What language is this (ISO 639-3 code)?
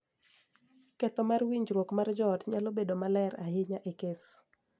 luo